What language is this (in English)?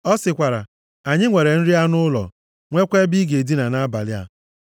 Igbo